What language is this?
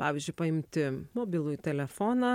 Lithuanian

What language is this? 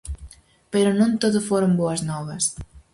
Galician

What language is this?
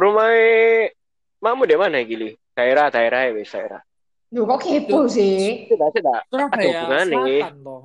Indonesian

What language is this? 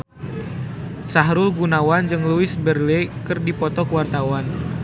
Sundanese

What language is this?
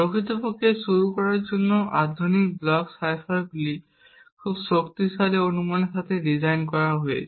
Bangla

